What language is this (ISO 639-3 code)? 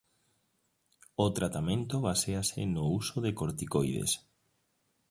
glg